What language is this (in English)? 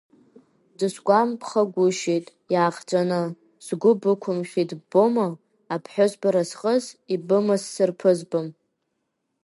Abkhazian